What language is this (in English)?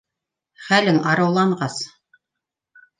Bashkir